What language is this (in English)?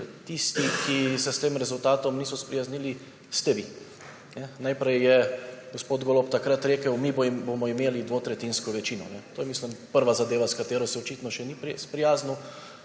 Slovenian